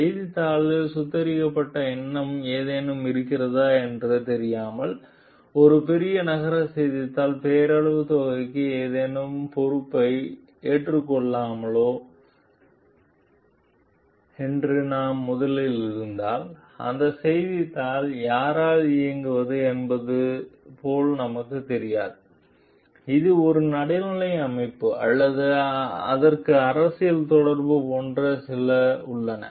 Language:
Tamil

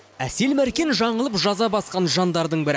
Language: Kazakh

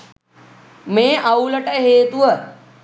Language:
Sinhala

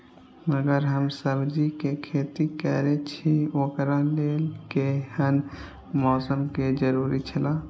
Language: Maithili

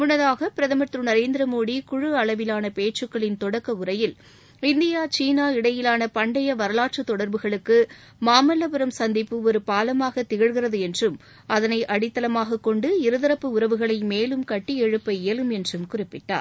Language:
Tamil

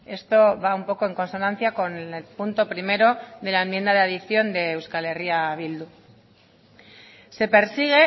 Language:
Spanish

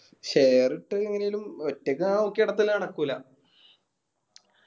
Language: Malayalam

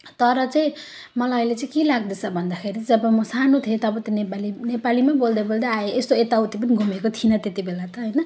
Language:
Nepali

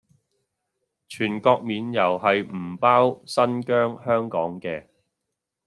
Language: Cantonese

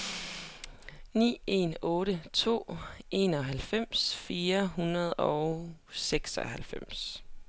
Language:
Danish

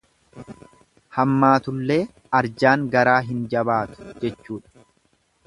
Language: Oromo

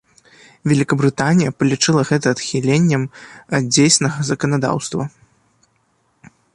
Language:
Belarusian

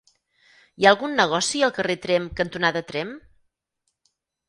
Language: Catalan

